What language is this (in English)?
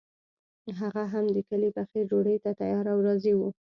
Pashto